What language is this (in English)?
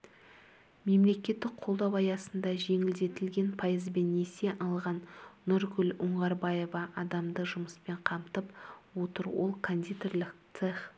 Kazakh